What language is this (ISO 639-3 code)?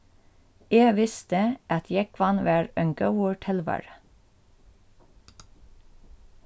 fao